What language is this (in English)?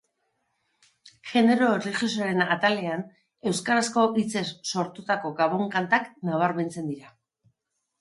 Basque